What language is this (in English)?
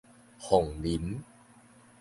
Min Nan Chinese